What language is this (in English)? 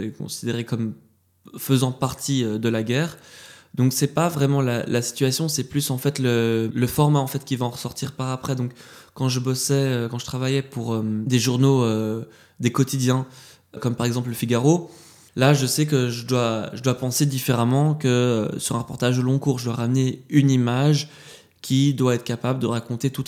French